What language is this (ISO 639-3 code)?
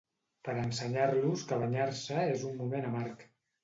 cat